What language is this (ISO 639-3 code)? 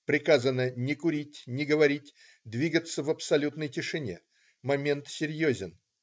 rus